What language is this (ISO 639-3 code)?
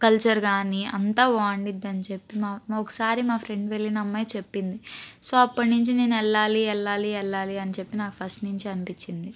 tel